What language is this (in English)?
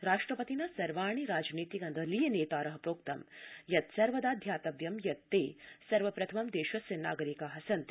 Sanskrit